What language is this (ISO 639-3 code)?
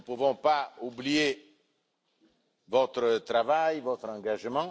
fra